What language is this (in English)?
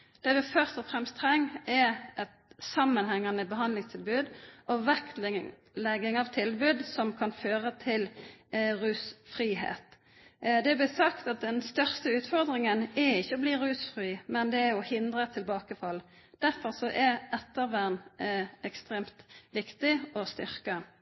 Norwegian Bokmål